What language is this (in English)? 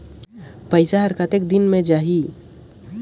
Chhattisgarhi